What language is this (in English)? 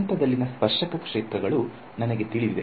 Kannada